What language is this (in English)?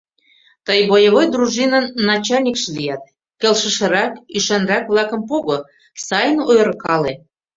Mari